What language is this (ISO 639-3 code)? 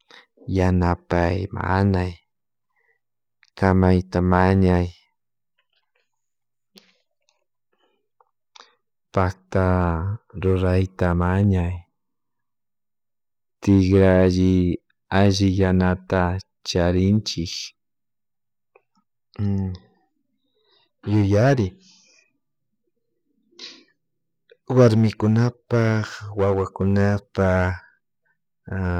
qug